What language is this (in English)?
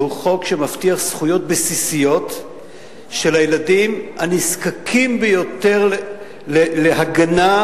Hebrew